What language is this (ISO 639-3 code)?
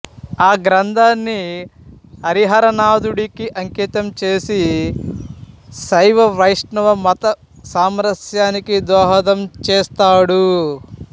tel